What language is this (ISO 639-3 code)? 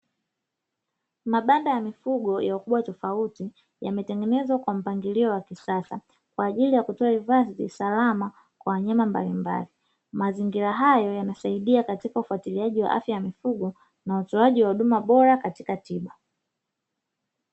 swa